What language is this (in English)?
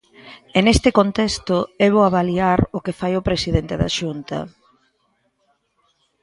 Galician